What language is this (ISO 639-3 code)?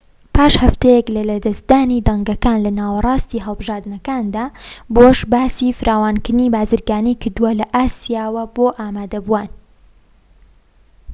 ckb